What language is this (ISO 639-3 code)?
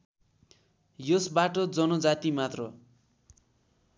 nep